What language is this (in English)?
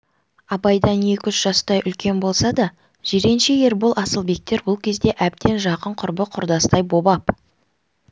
Kazakh